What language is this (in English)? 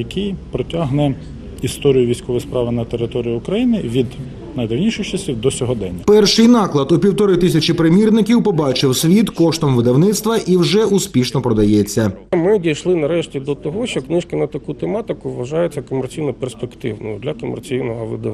Ukrainian